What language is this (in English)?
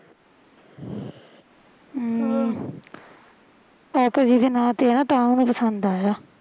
Punjabi